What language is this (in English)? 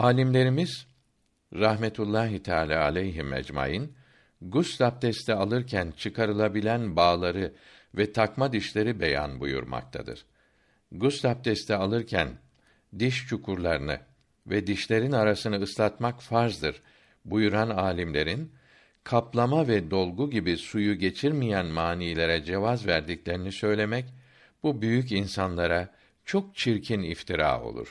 Turkish